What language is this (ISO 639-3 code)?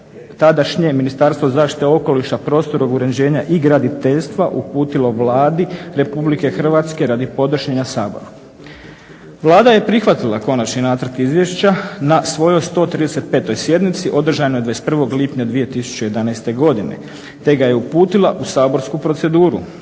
hrv